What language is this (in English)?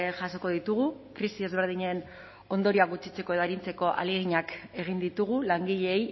Basque